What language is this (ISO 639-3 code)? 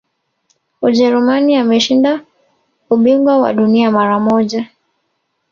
swa